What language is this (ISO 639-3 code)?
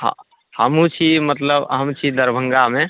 mai